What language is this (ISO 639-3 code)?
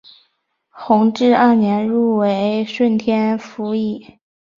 zho